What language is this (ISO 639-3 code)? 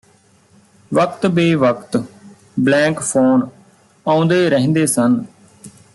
pan